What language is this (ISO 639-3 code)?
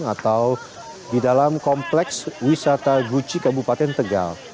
ind